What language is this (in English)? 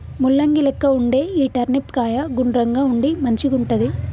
Telugu